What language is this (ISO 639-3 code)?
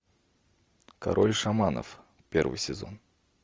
rus